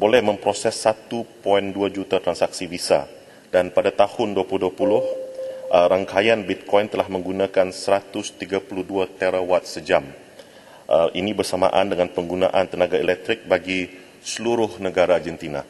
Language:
Malay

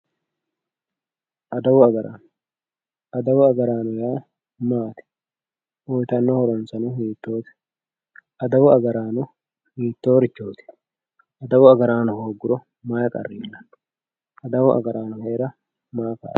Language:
Sidamo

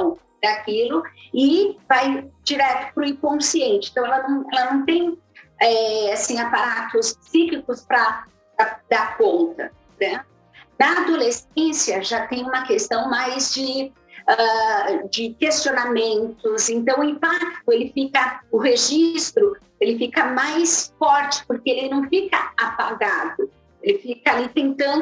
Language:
Portuguese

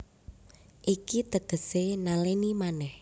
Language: Javanese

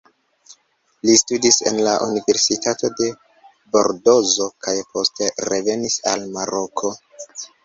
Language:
Esperanto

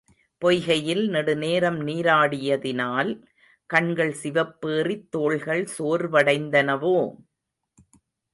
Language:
Tamil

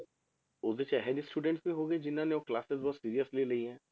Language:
Punjabi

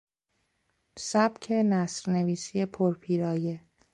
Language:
Persian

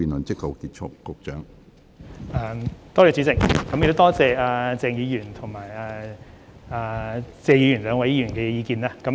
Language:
Cantonese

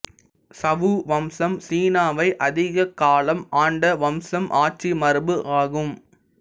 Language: Tamil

